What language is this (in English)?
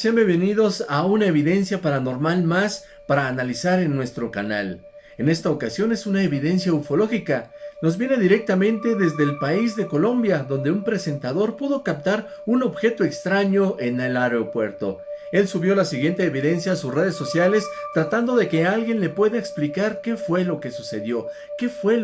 Spanish